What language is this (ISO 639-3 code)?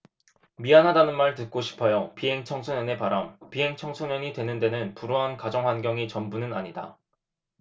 kor